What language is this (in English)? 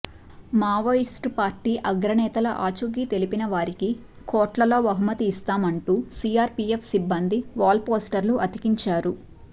Telugu